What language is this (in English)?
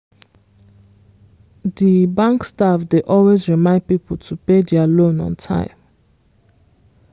Nigerian Pidgin